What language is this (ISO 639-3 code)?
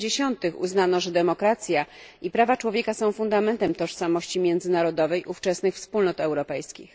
pol